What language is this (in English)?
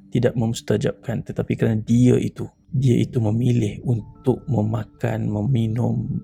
Malay